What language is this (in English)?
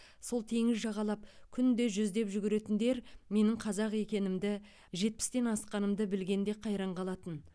Kazakh